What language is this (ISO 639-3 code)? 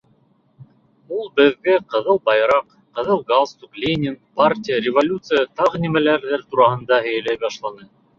bak